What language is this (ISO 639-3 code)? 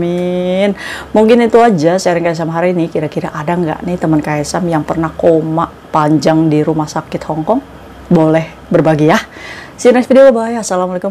ind